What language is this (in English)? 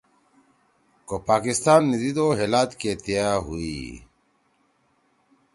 Torwali